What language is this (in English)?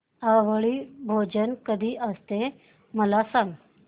Marathi